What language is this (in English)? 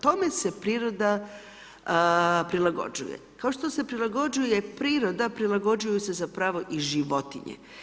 Croatian